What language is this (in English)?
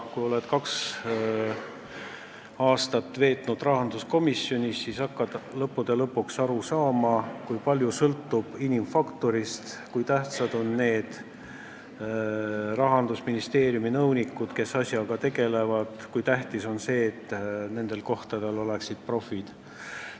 Estonian